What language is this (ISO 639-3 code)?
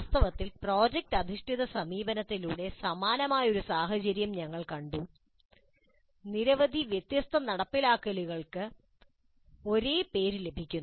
mal